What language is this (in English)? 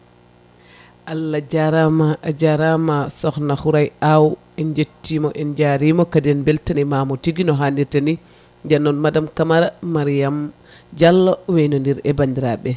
Fula